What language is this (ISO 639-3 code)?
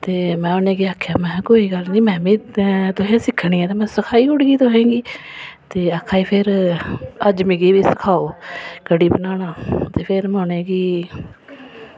doi